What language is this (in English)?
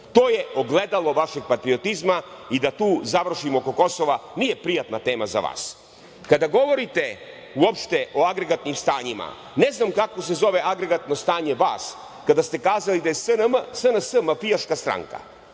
Serbian